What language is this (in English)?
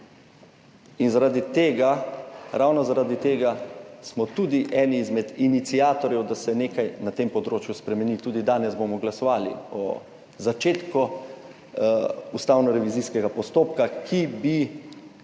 Slovenian